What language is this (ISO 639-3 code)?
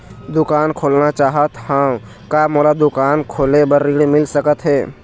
hne